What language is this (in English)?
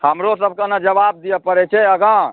Maithili